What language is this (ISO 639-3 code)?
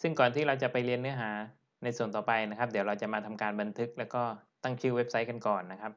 tha